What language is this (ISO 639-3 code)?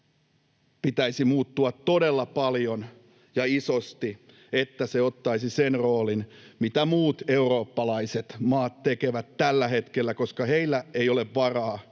fin